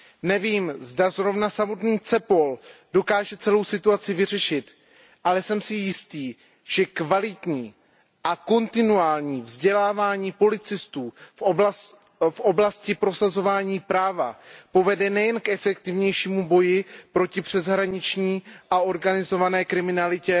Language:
Czech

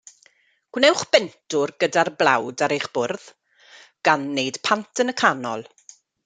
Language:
Welsh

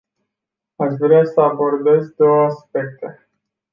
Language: Romanian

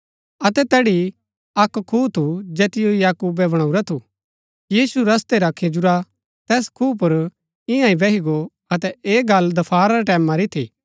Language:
Gaddi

